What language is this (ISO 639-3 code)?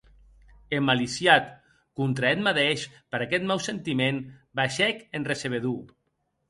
oci